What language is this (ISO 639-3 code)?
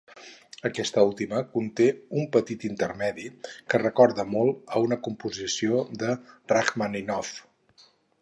cat